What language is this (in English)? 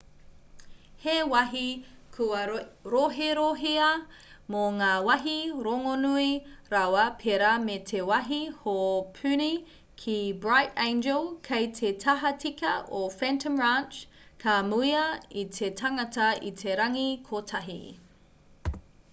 Māori